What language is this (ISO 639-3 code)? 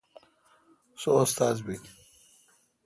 xka